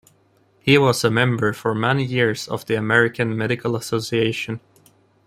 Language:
English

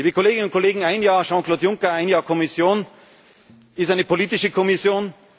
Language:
German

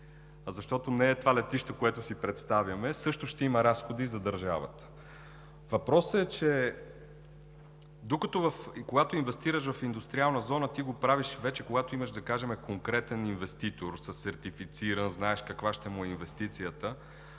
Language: Bulgarian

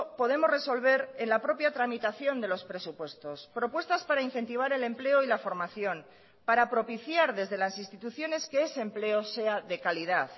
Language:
Spanish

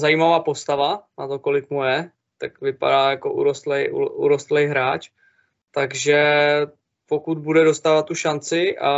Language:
Czech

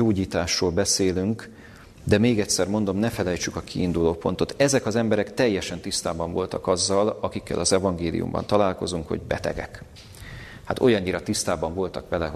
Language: Hungarian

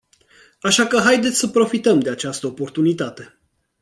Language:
Romanian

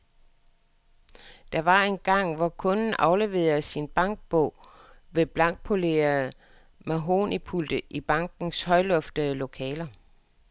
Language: Danish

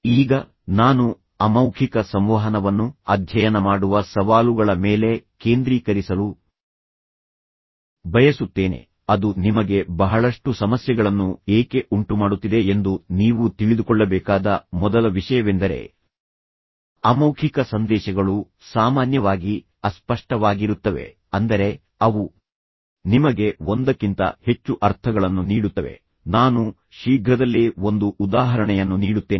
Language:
Kannada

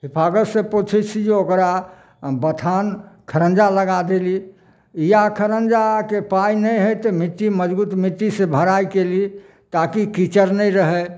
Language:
Maithili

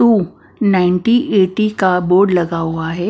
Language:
Hindi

